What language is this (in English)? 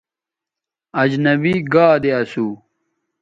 Bateri